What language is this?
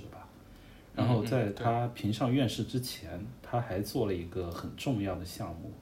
Chinese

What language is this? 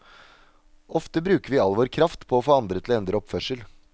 Norwegian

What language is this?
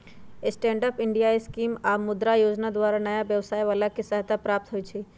Magahi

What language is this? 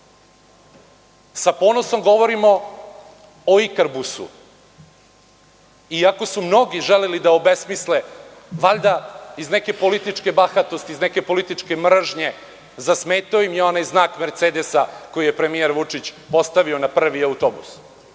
Serbian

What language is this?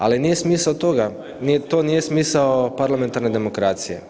Croatian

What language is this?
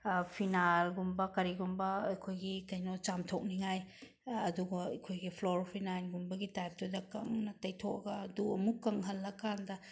Manipuri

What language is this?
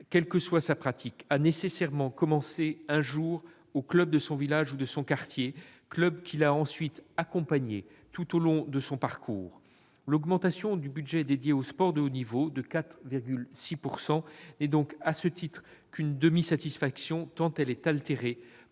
French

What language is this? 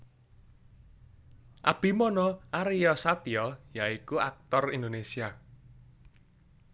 Javanese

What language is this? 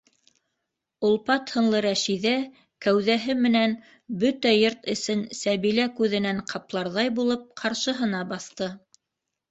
Bashkir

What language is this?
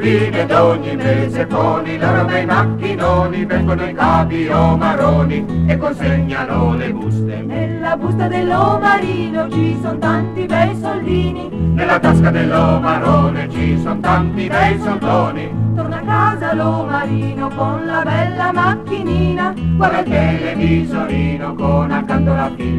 Italian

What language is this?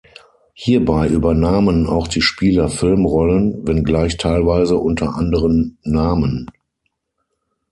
German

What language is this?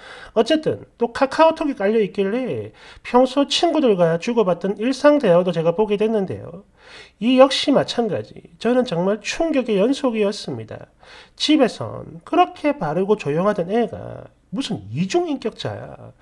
Korean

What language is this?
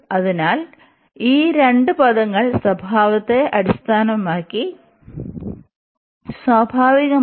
Malayalam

